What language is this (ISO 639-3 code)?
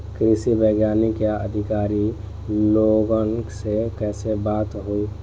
bho